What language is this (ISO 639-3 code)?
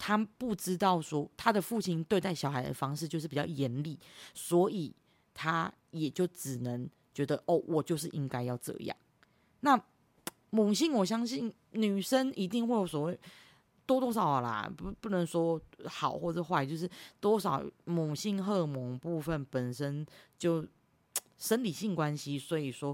zho